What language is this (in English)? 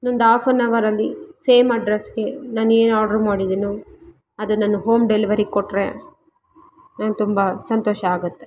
Kannada